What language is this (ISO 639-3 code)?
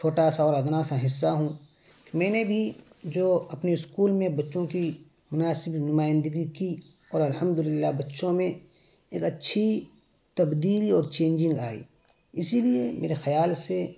urd